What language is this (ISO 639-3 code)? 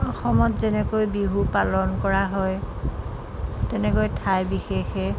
asm